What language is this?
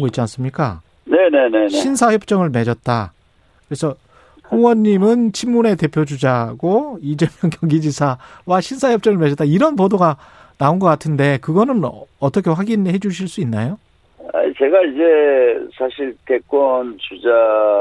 Korean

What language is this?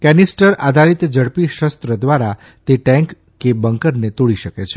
Gujarati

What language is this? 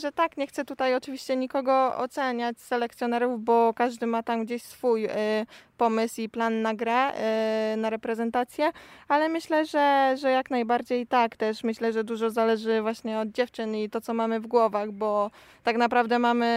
Polish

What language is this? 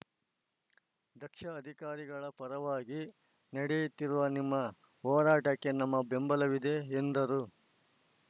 Kannada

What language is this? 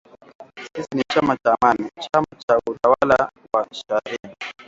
Swahili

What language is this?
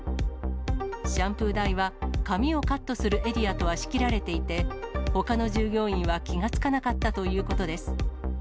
Japanese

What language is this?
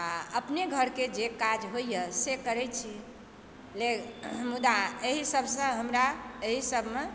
Maithili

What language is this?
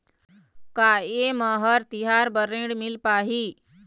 Chhattisgarhi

